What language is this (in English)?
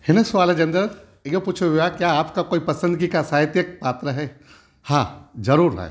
Sindhi